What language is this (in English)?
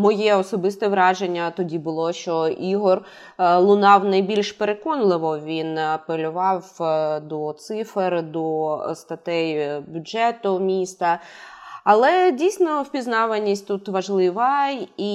Ukrainian